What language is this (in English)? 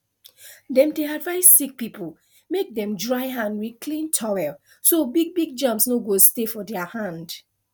Nigerian Pidgin